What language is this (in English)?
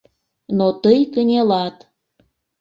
Mari